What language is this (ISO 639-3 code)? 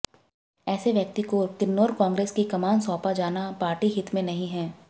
hin